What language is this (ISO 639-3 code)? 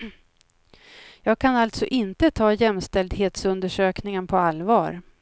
swe